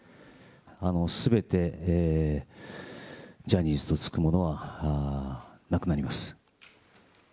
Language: Japanese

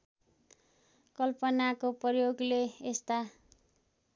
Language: Nepali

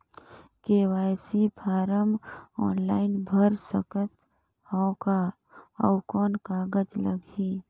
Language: Chhattisgarhi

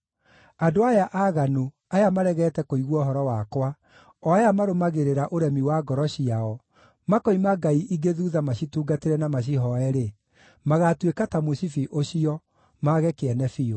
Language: Kikuyu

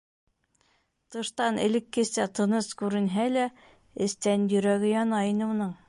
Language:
Bashkir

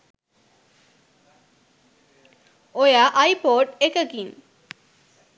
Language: Sinhala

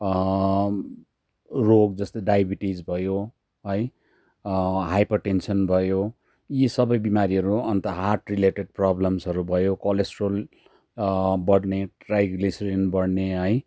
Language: Nepali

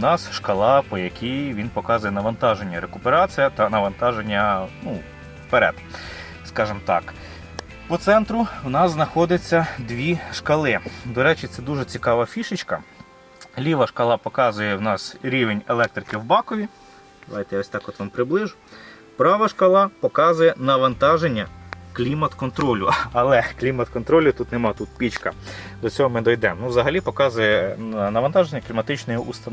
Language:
Ukrainian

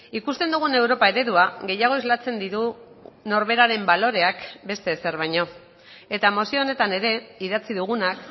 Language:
Basque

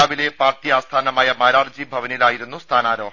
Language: Malayalam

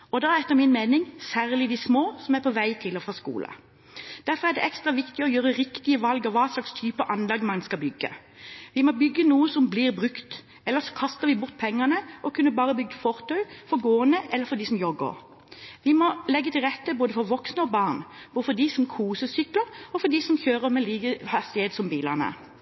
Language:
Norwegian Bokmål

